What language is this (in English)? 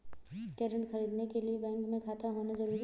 Hindi